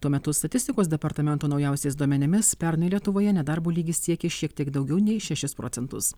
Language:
Lithuanian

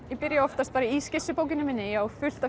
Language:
Icelandic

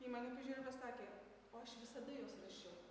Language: Lithuanian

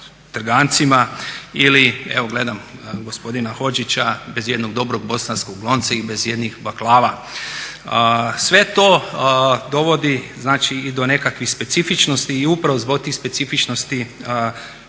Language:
Croatian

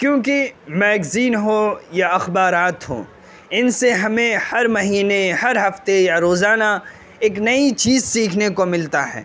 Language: Urdu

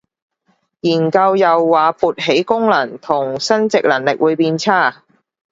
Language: Cantonese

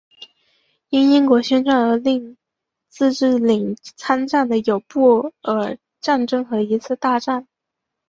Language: Chinese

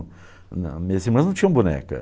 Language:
Portuguese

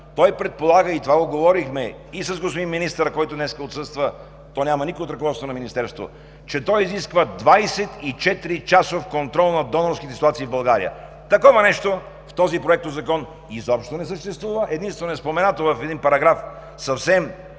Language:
Bulgarian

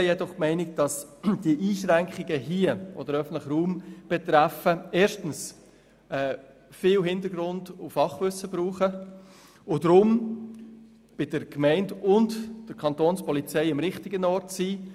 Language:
Swiss German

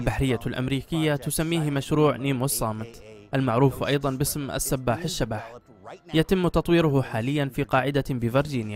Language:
Arabic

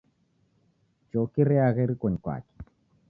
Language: Taita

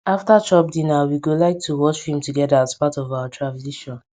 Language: Nigerian Pidgin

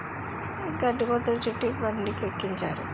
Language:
Telugu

